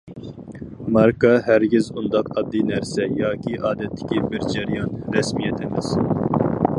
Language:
Uyghur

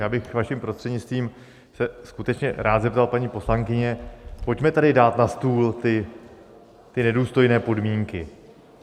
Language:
Czech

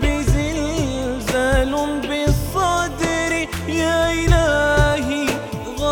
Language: Arabic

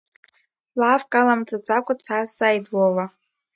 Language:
Abkhazian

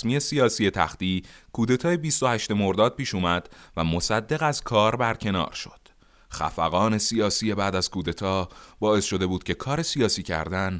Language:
Persian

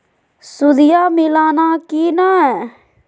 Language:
Magahi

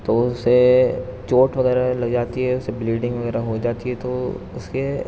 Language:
Urdu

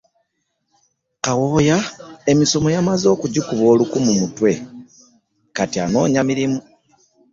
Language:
Ganda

